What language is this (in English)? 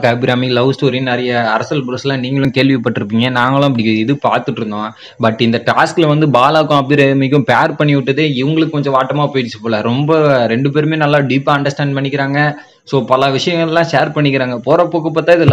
Tamil